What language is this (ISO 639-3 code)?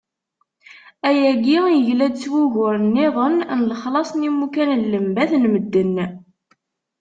kab